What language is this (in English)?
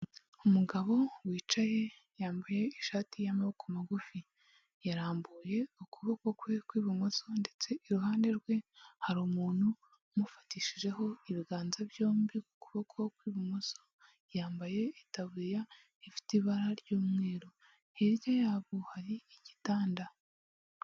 Kinyarwanda